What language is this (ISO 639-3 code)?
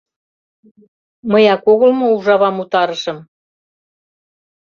chm